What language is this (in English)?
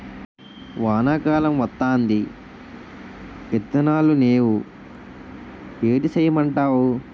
Telugu